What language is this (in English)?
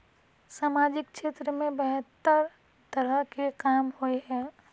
Magahi